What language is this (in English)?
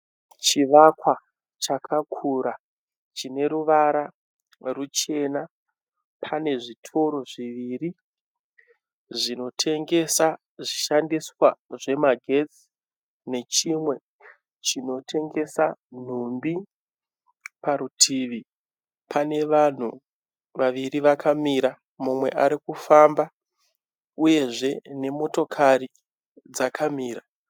Shona